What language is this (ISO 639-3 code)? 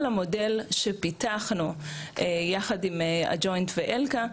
heb